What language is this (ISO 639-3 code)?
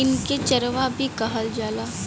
bho